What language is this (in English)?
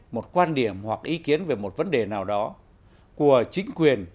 Vietnamese